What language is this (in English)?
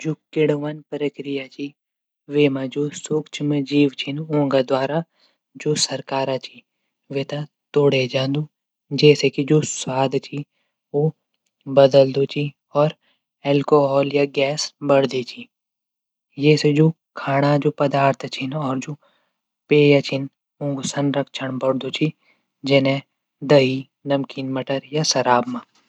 Garhwali